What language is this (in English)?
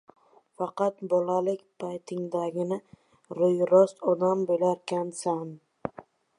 Uzbek